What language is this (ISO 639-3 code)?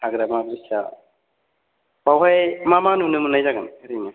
brx